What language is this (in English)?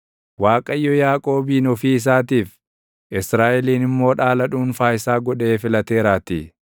Oromo